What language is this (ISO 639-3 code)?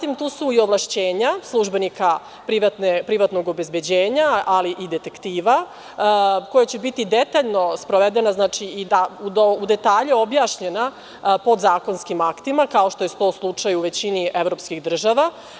srp